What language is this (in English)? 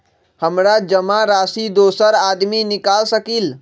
Magahi